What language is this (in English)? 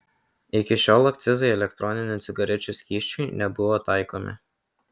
Lithuanian